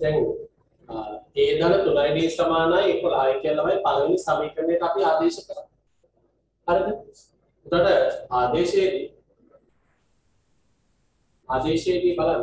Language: Indonesian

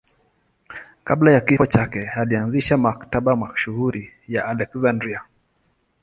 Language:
Swahili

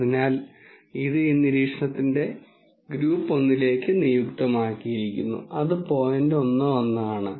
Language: Malayalam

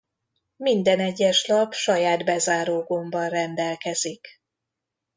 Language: Hungarian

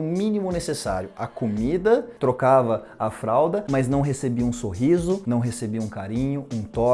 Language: Portuguese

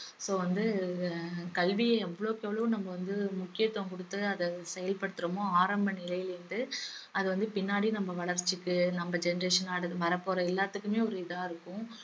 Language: Tamil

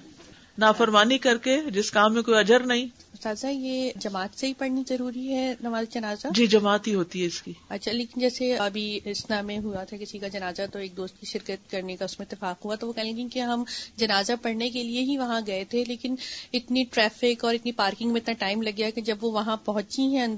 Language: Urdu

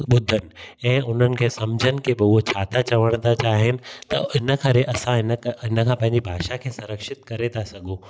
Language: Sindhi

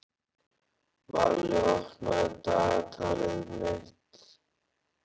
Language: Icelandic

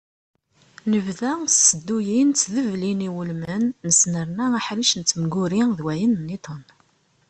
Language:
Kabyle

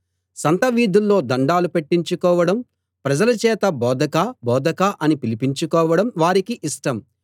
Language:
Telugu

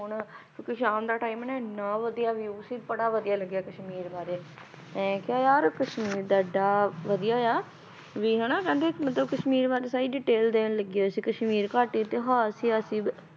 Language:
Punjabi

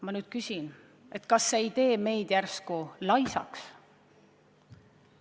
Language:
Estonian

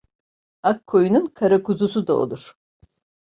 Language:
Turkish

